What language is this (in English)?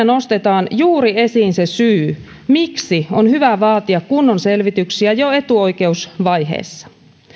Finnish